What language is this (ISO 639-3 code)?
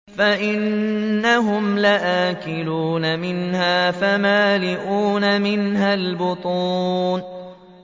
ara